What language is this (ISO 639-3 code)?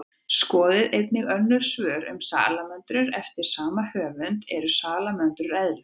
isl